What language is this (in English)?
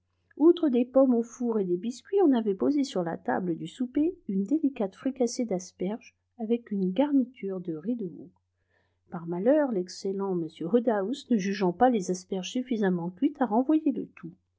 French